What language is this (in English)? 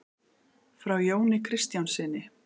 Icelandic